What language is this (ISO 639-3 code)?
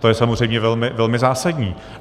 ces